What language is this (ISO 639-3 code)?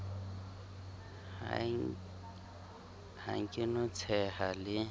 sot